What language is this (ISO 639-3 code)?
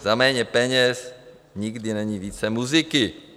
ces